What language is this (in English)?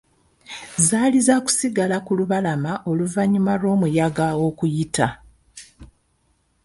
Ganda